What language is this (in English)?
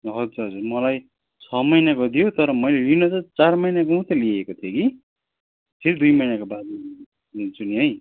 Nepali